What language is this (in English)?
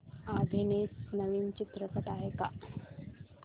Marathi